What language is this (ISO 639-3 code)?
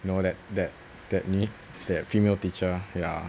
eng